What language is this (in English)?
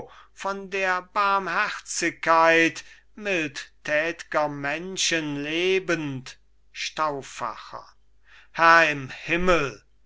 German